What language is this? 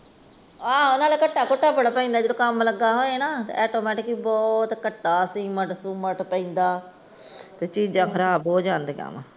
Punjabi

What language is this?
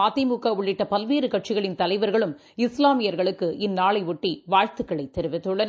Tamil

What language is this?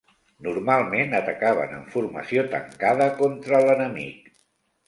Catalan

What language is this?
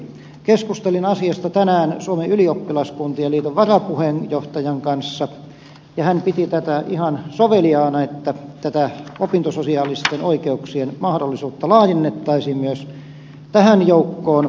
Finnish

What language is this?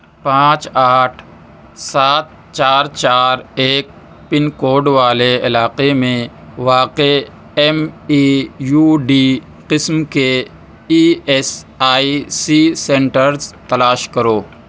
Urdu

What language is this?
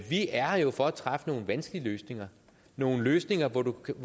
Danish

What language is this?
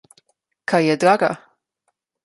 Slovenian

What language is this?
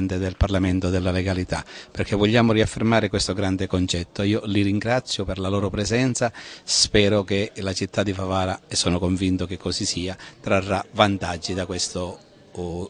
Italian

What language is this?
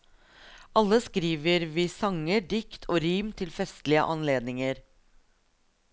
Norwegian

